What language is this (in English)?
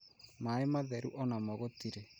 Kikuyu